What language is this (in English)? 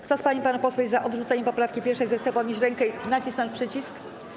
Polish